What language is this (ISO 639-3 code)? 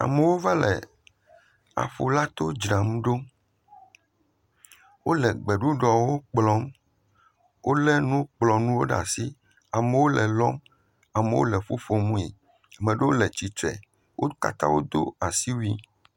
ewe